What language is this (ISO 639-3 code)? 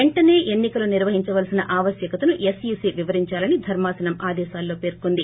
tel